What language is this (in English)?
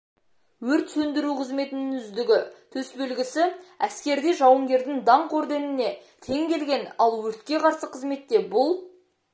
Kazakh